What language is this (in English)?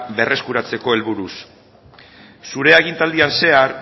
Basque